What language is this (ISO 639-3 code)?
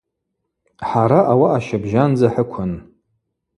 abq